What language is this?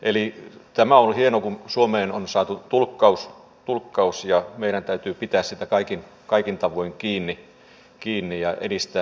Finnish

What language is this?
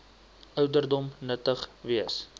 Afrikaans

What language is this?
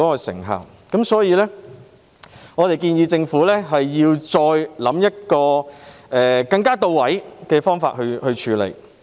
Cantonese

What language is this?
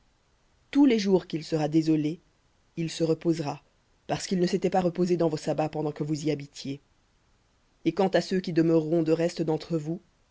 French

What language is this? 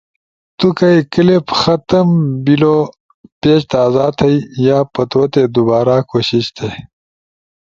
Ushojo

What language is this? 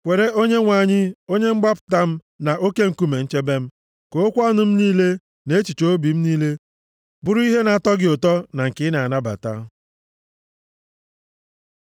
Igbo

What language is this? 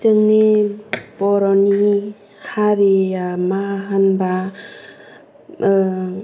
Bodo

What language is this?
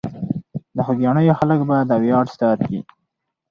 Pashto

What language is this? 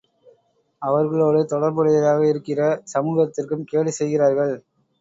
Tamil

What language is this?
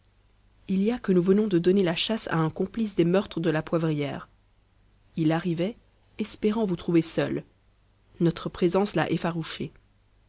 French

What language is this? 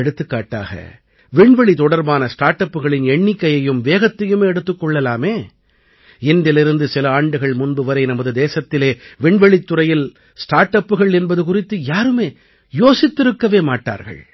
Tamil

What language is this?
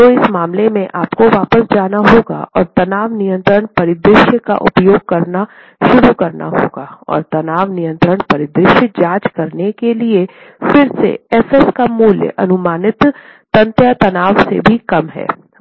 Hindi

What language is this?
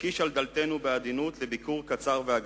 Hebrew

